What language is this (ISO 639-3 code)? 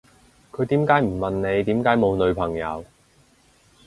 yue